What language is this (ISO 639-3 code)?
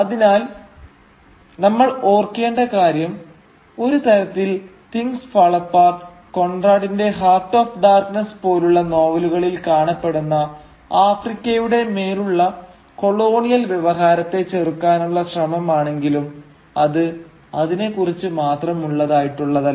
mal